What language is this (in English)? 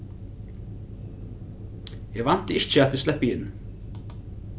Faroese